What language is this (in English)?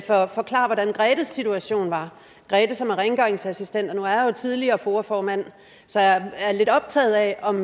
Danish